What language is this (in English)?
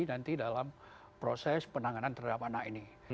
Indonesian